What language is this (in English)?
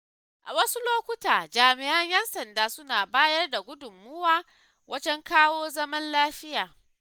Hausa